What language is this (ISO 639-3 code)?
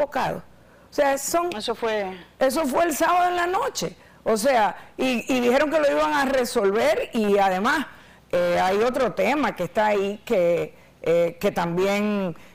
spa